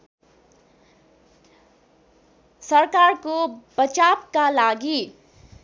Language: Nepali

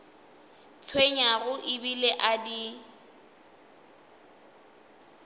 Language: Northern Sotho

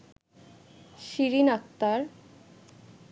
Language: Bangla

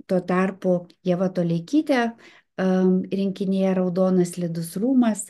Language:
Lithuanian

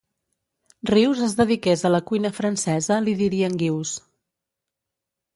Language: Catalan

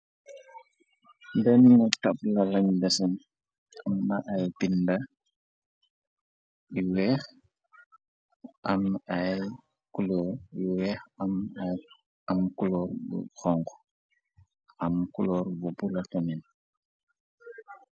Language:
Wolof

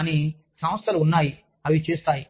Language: Telugu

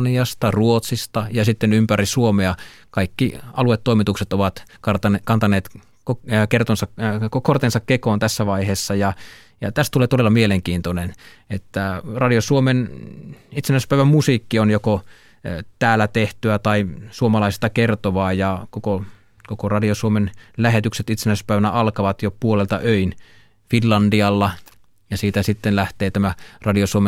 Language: Finnish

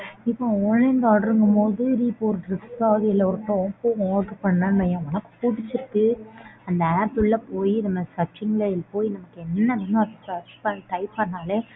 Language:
Tamil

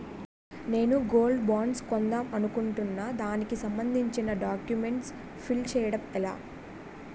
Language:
Telugu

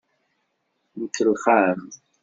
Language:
Kabyle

